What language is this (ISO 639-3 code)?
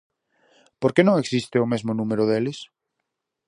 glg